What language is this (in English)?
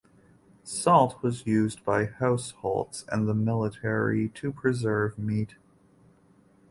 English